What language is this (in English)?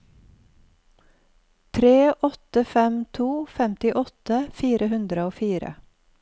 Norwegian